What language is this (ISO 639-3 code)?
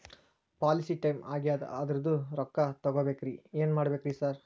kan